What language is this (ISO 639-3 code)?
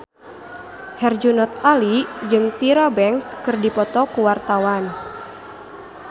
sun